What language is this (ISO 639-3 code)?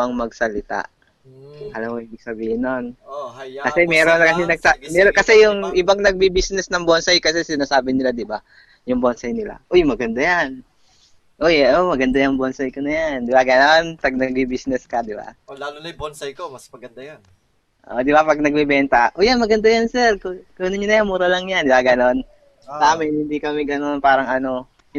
fil